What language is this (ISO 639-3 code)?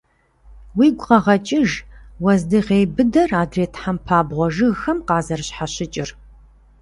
kbd